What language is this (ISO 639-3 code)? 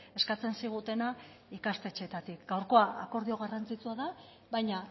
eus